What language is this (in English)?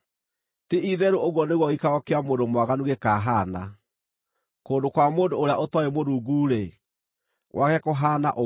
Kikuyu